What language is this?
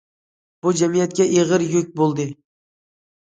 Uyghur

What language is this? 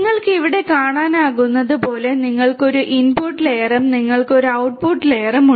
Malayalam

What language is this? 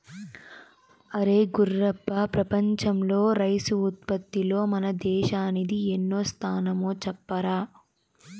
Telugu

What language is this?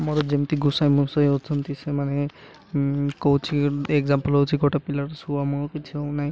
Odia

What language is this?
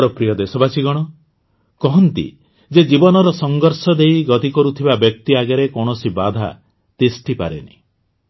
Odia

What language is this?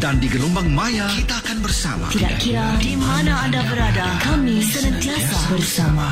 Malay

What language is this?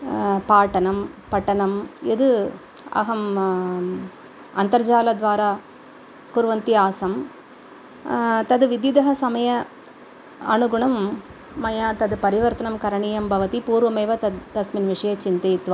Sanskrit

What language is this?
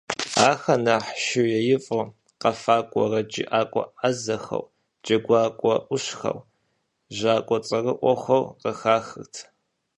Kabardian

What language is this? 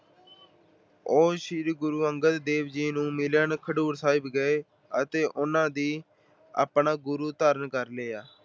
Punjabi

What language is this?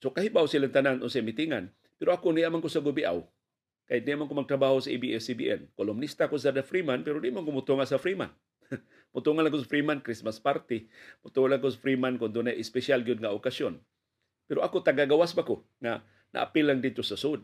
Filipino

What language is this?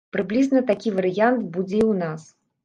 Belarusian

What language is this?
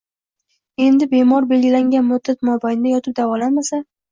Uzbek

